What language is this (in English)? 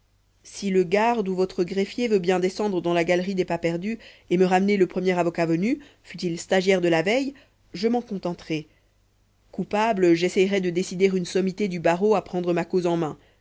French